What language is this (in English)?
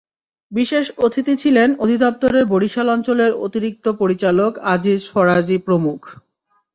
Bangla